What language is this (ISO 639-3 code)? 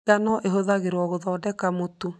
kik